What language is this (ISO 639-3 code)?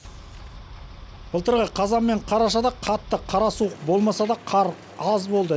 kaz